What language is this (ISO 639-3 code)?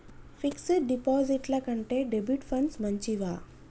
tel